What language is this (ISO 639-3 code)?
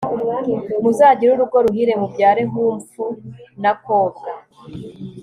kin